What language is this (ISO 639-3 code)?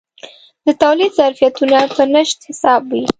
pus